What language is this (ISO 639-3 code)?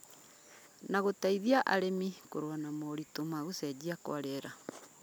kik